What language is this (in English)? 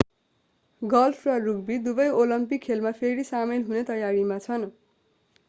Nepali